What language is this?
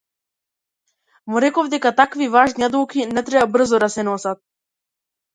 Macedonian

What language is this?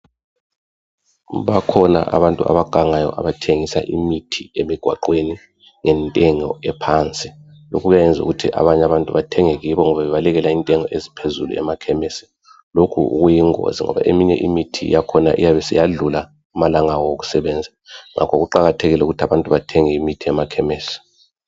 North Ndebele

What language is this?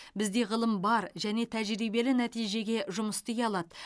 Kazakh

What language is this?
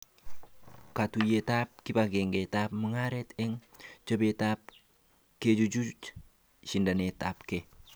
Kalenjin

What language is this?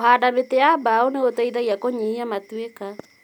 Kikuyu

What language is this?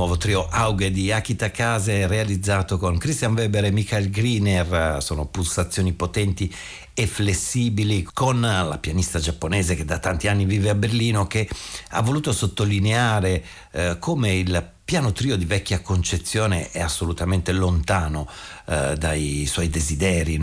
Italian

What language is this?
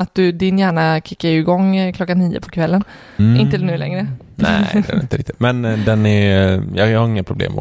Swedish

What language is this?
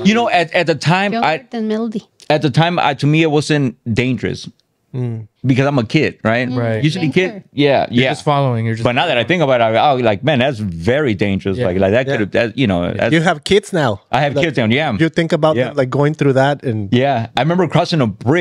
English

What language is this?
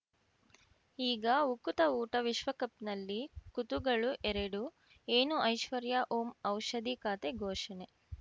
Kannada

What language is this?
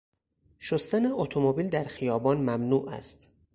Persian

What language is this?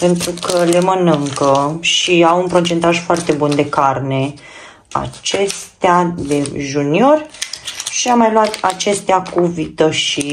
Romanian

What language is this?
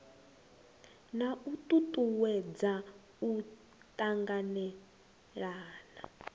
Venda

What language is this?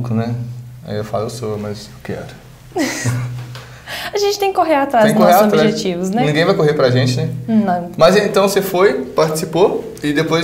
Portuguese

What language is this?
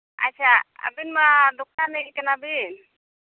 Santali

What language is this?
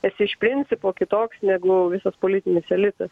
Lithuanian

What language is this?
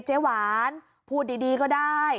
Thai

